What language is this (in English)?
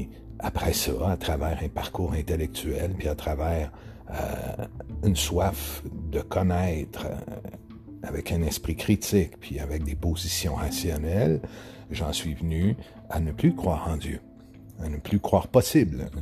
French